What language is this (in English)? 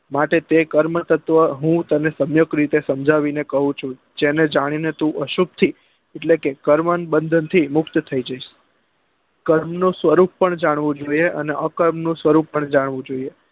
Gujarati